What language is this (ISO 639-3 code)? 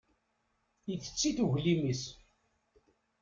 kab